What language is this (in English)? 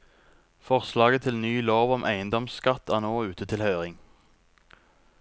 Norwegian